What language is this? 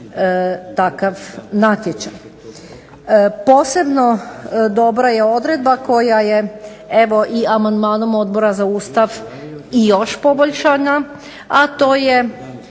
Croatian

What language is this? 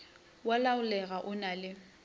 Northern Sotho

